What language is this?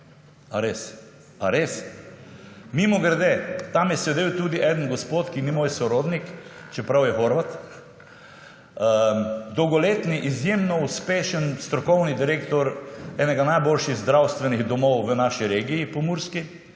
Slovenian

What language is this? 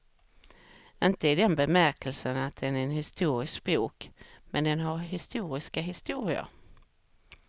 Swedish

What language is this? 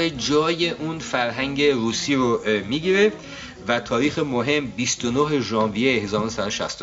Persian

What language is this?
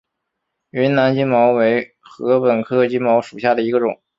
Chinese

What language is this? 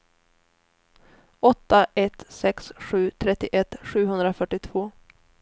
Swedish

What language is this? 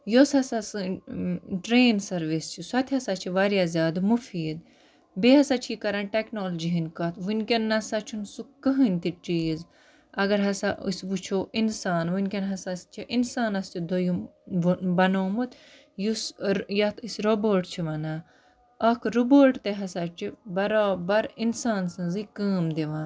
Kashmiri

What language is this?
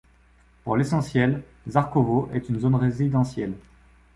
French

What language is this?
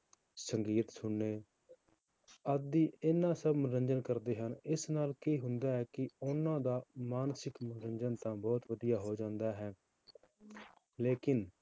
Punjabi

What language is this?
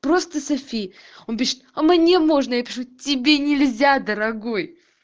Russian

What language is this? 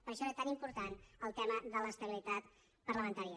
Catalan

